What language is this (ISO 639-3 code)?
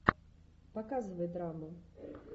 rus